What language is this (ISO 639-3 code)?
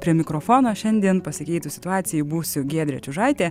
lit